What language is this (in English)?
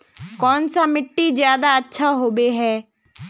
Magahi